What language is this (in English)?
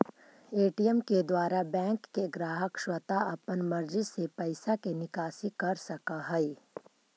Magahi